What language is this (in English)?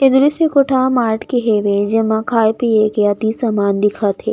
Chhattisgarhi